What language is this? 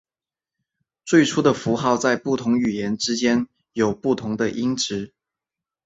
Chinese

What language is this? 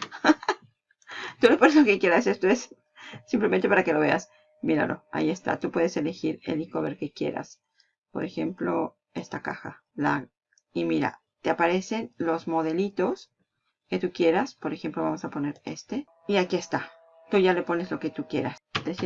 Spanish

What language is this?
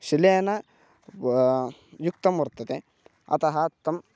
Sanskrit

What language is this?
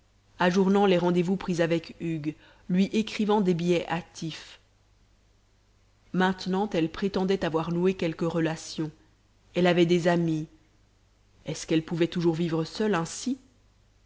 French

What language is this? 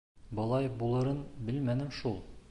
Bashkir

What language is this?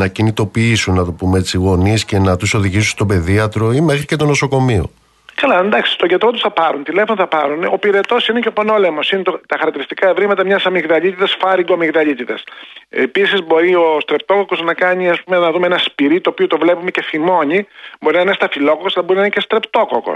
Greek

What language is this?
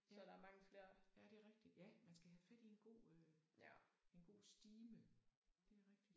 Danish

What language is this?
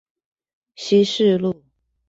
Chinese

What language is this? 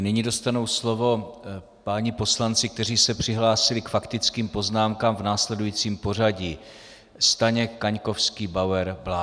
Czech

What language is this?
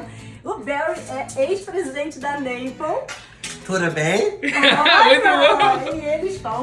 Portuguese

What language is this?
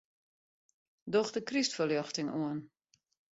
Western Frisian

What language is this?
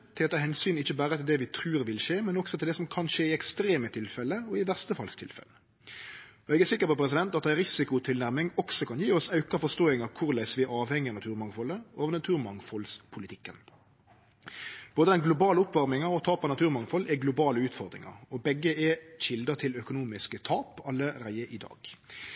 Norwegian Nynorsk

